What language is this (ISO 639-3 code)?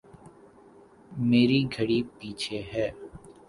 urd